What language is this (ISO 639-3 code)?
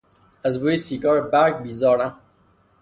fas